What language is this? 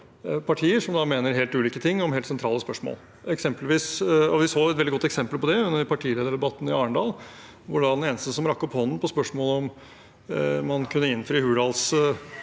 Norwegian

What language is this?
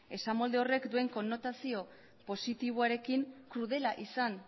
Basque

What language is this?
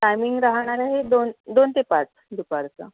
Marathi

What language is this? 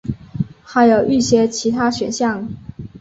Chinese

